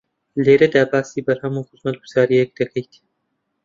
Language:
Central Kurdish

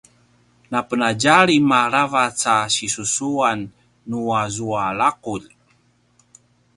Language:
Paiwan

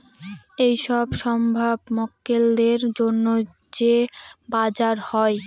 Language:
Bangla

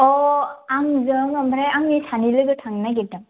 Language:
Bodo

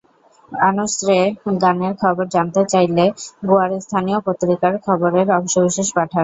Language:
Bangla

